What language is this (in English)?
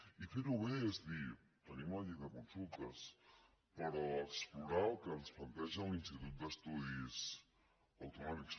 Catalan